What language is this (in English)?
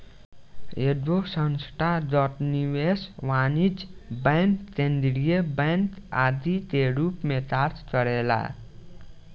Bhojpuri